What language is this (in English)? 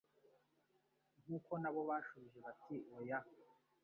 Kinyarwanda